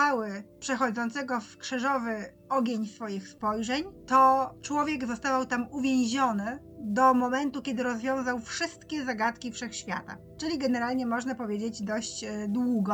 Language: Polish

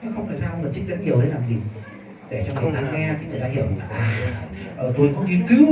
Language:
Vietnamese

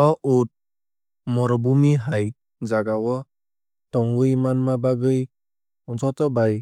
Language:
Kok Borok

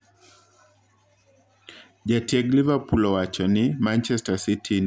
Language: Luo (Kenya and Tanzania)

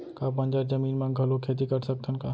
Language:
Chhattisgarhi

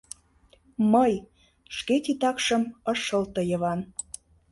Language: Mari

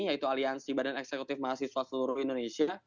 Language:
Indonesian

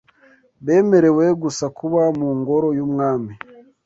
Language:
Kinyarwanda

